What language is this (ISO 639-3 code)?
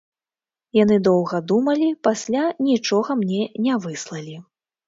bel